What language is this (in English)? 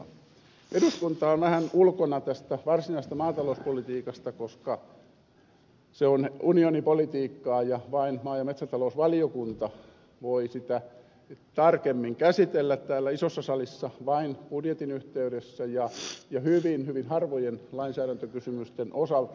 Finnish